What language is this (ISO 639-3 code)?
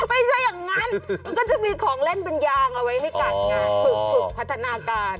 tha